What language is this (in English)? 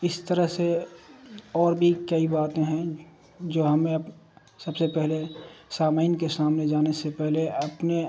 Urdu